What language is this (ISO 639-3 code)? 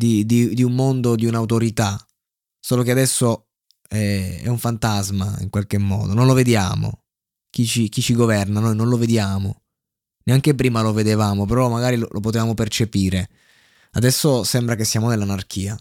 ita